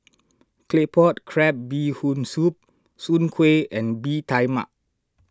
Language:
English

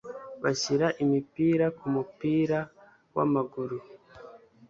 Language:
Kinyarwanda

